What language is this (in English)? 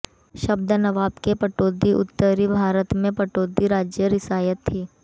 Hindi